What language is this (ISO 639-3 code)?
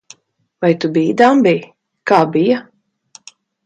lav